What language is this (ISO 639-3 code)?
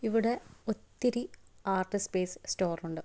mal